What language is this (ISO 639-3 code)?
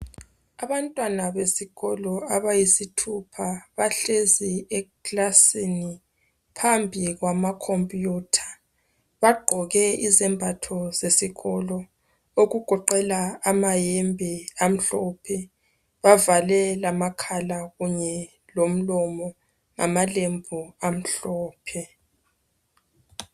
nde